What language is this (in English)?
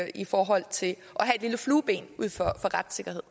Danish